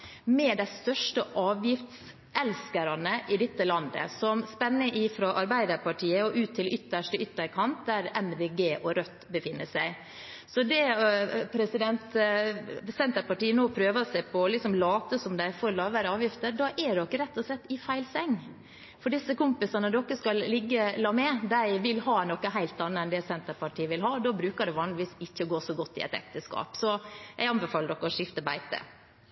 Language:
Norwegian Bokmål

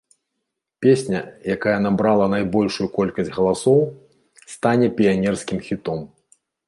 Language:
Belarusian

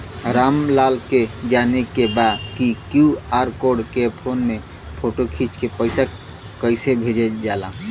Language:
Bhojpuri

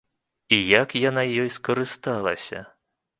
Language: Belarusian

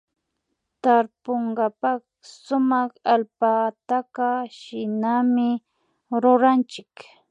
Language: Imbabura Highland Quichua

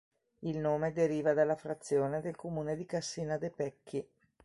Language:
Italian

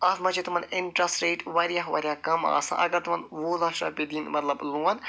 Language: Kashmiri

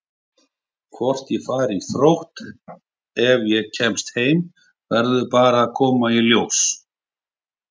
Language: Icelandic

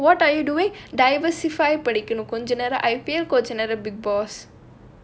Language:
English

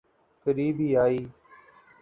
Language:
Urdu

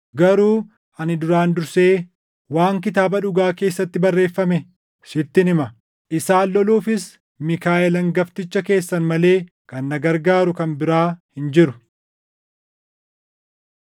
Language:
Oromo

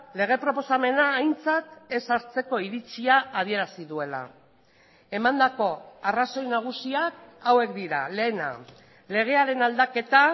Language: Basque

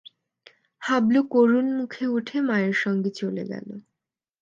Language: Bangla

